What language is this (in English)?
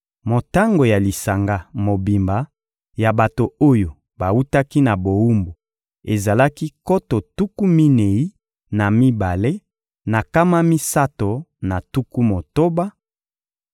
Lingala